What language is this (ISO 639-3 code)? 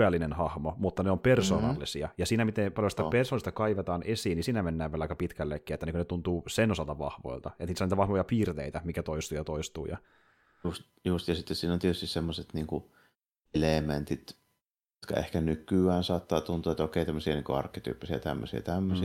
fin